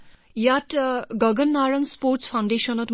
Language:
Assamese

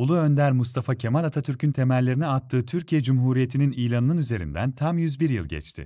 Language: Turkish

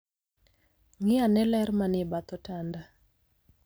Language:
Luo (Kenya and Tanzania)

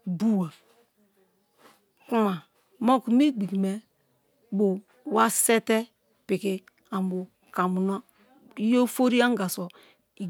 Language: Kalabari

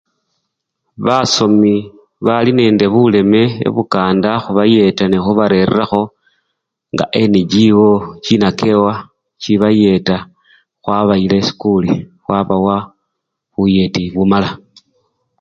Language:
Luyia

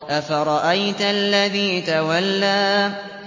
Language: Arabic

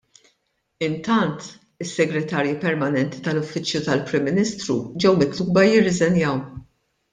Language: Maltese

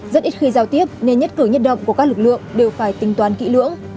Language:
Vietnamese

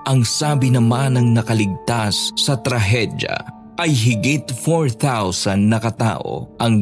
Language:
Filipino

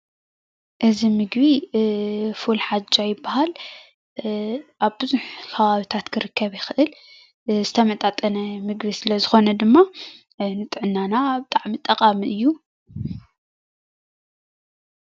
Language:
Tigrinya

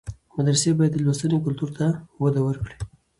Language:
Pashto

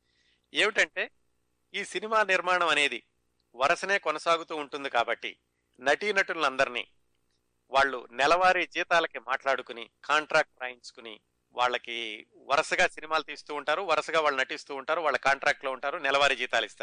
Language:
Telugu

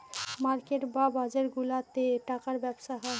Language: Bangla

